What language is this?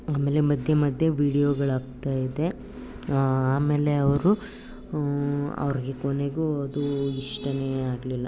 Kannada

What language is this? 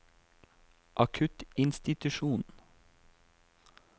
Norwegian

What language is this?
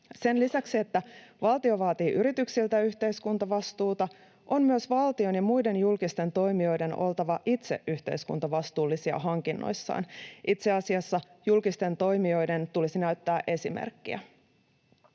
Finnish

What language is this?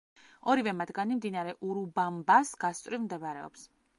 Georgian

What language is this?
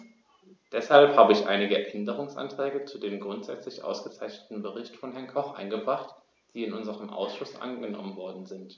German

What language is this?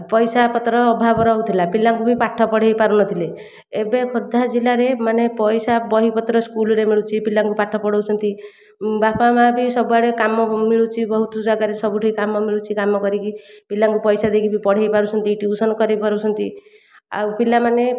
Odia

